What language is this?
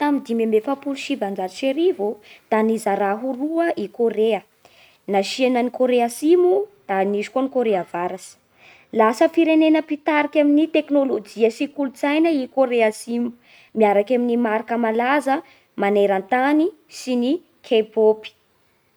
Bara Malagasy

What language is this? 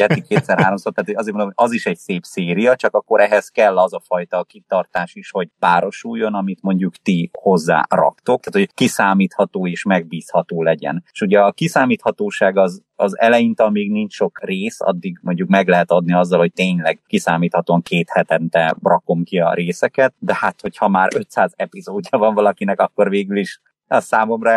Hungarian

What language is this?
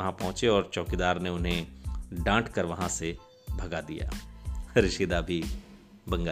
Hindi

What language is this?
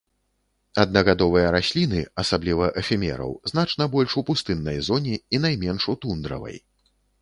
Belarusian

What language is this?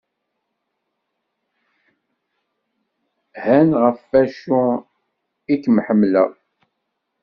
Kabyle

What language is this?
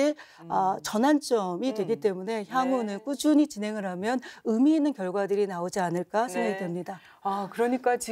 Korean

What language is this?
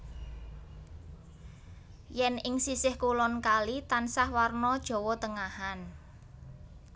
Javanese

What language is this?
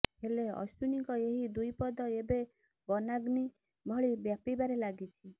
Odia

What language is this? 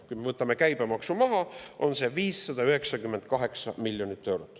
Estonian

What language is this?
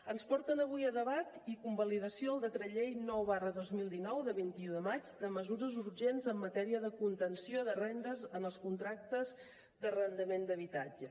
Catalan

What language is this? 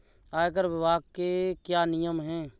Hindi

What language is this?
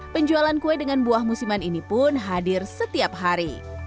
Indonesian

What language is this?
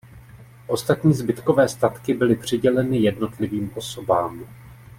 Czech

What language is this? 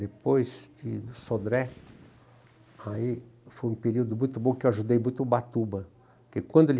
Portuguese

